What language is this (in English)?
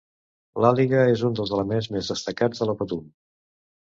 Catalan